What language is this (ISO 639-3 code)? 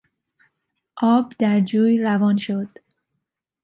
fas